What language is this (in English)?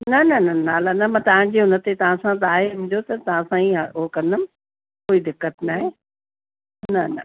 Sindhi